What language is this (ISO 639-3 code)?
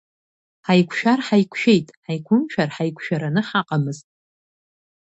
abk